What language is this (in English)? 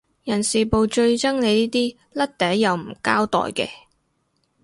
Cantonese